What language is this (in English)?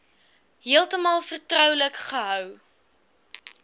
Afrikaans